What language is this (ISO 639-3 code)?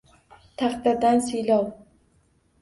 uzb